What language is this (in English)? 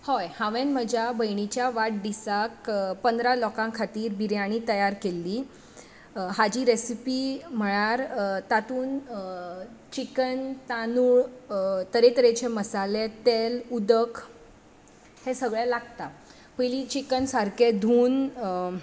Konkani